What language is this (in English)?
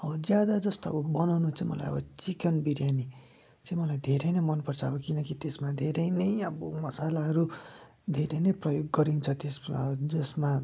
Nepali